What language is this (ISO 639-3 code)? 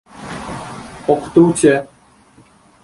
uzb